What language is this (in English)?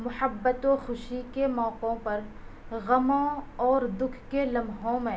Urdu